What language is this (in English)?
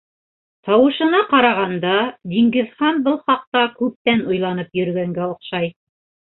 Bashkir